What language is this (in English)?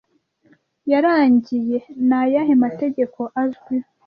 Kinyarwanda